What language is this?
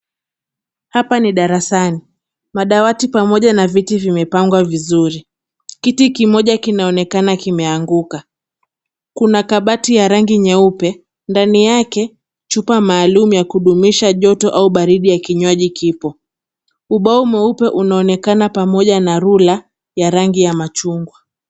Swahili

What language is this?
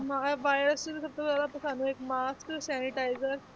Punjabi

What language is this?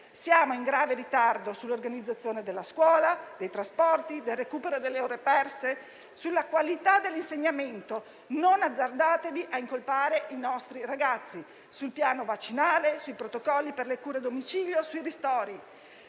Italian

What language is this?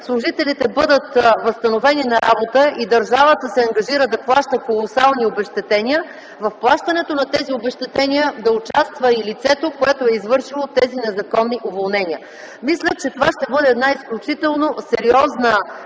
Bulgarian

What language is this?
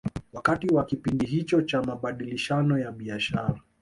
Swahili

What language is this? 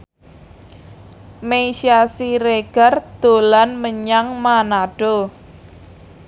Javanese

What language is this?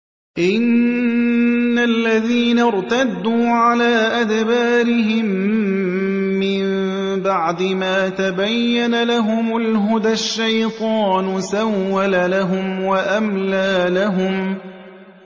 Arabic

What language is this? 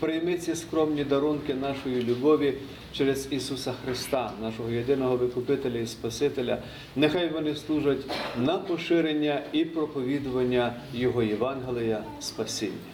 Ukrainian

